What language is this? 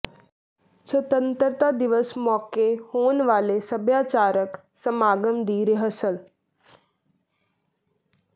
Punjabi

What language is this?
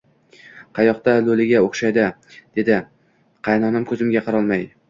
Uzbek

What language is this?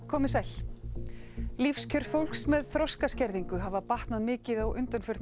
Icelandic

